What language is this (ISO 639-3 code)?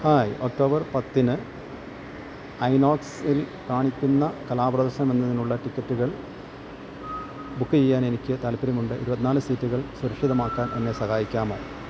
mal